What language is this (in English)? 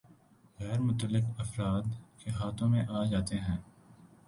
Urdu